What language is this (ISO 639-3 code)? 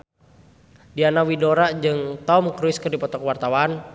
sun